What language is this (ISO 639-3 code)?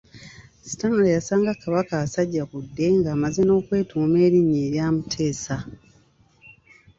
lug